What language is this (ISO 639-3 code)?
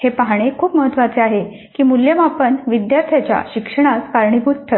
mar